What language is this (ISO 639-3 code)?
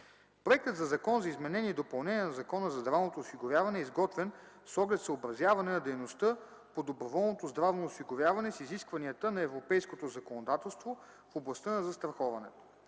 bul